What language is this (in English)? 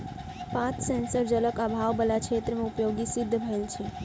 Maithili